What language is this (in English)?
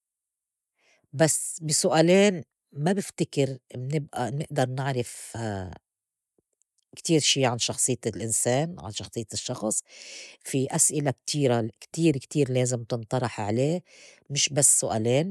North Levantine Arabic